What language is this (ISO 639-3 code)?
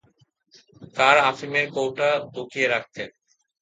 ben